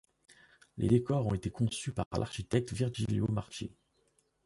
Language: French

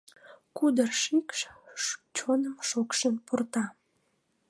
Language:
Mari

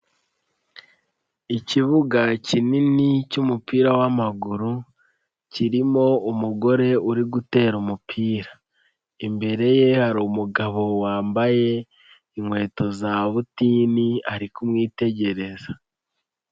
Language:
Kinyarwanda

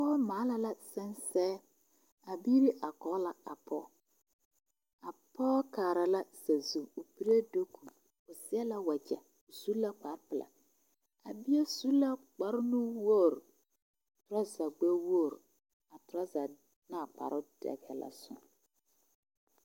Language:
Southern Dagaare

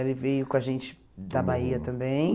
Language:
Portuguese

